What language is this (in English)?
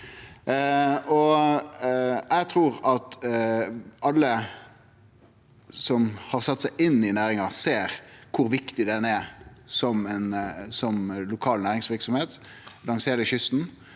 Norwegian